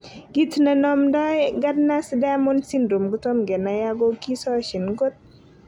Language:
Kalenjin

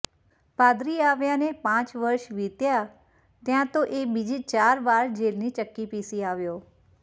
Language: Gujarati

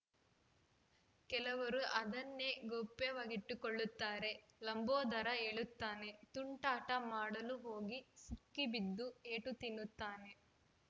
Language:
Kannada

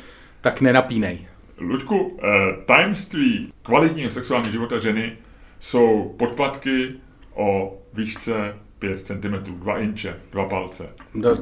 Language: Czech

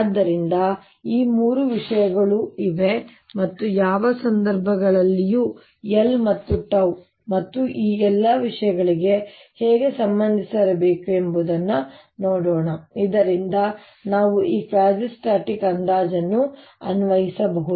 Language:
Kannada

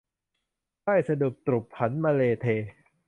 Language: Thai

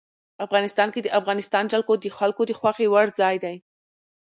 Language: Pashto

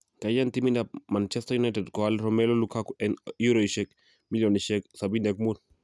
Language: Kalenjin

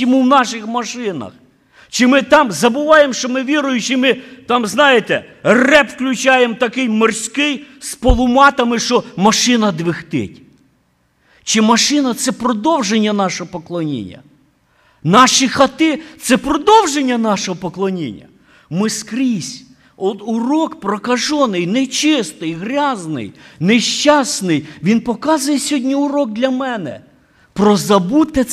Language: Ukrainian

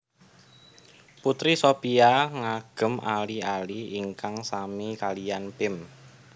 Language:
Javanese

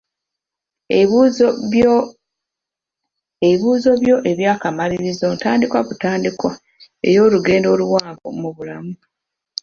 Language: Ganda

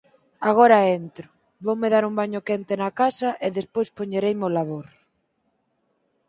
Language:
Galician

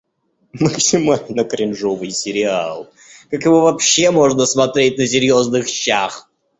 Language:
Russian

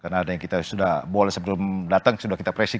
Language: Indonesian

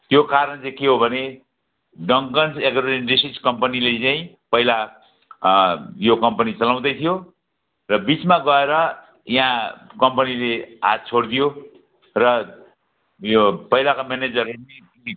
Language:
Nepali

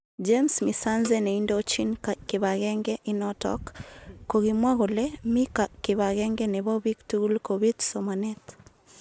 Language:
Kalenjin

